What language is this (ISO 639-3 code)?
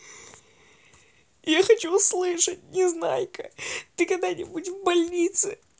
rus